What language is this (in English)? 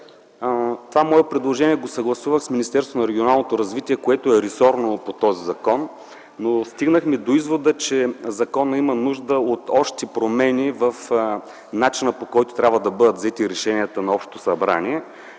Bulgarian